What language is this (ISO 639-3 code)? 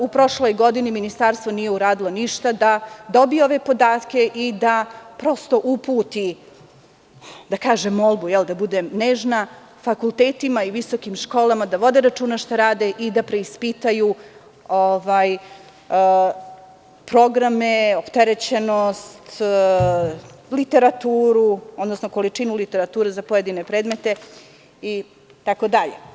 srp